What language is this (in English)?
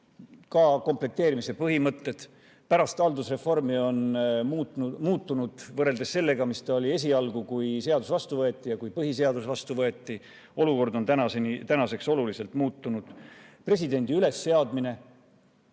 Estonian